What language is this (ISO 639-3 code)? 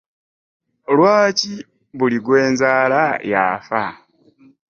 lug